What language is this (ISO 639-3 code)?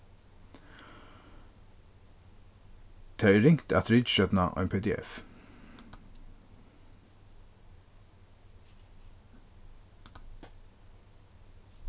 fao